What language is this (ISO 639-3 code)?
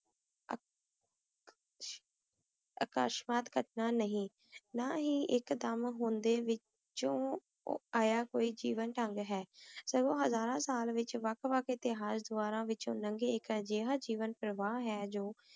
pan